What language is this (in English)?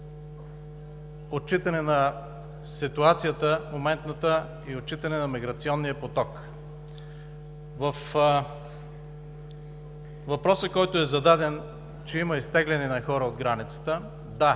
Bulgarian